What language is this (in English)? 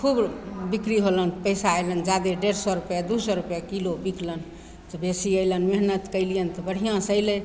Maithili